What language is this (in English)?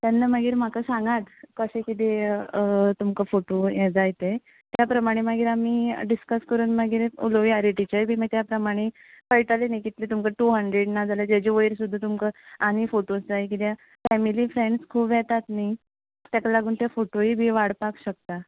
Konkani